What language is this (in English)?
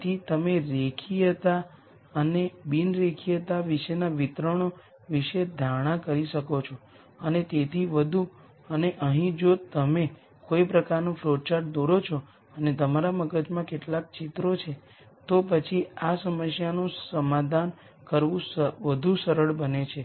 Gujarati